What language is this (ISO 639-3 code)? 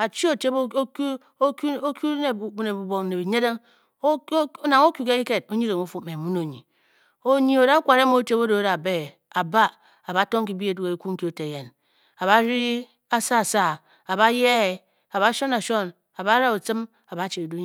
bky